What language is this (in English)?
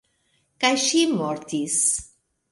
Esperanto